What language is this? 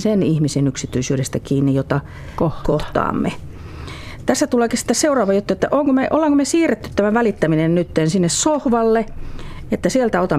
Finnish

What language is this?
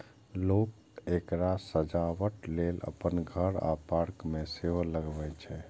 Maithili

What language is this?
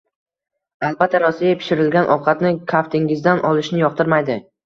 Uzbek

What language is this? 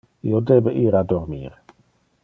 Interlingua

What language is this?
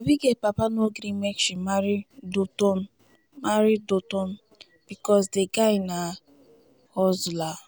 Nigerian Pidgin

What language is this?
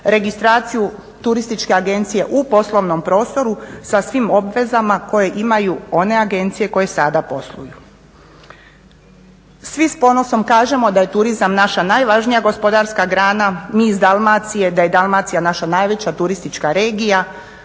Croatian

